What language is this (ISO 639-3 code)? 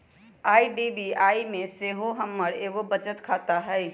mag